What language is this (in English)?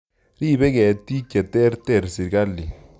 Kalenjin